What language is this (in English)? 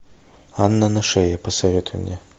Russian